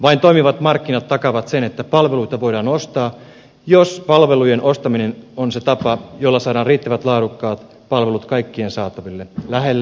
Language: Finnish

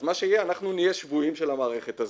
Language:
Hebrew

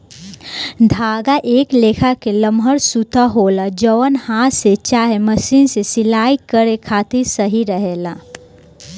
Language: Bhojpuri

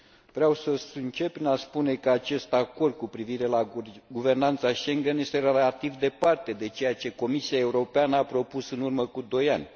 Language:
Romanian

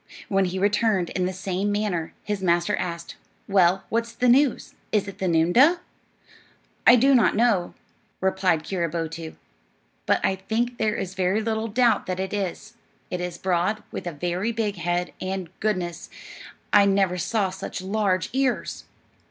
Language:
English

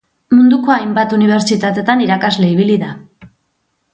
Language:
Basque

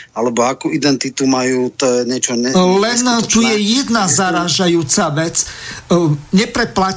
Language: Slovak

